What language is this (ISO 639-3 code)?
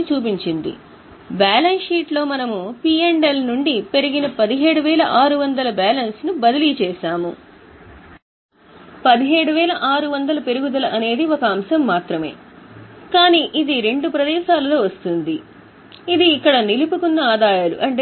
tel